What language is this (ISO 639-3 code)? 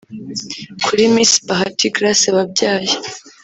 kin